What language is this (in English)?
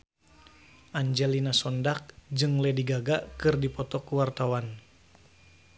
Sundanese